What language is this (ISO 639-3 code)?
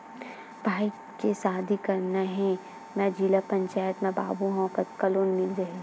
hne